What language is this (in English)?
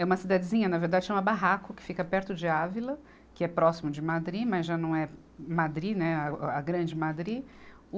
Portuguese